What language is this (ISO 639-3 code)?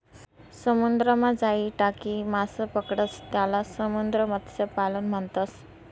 mar